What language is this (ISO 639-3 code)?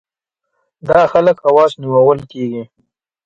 pus